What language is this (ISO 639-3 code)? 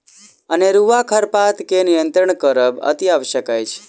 mai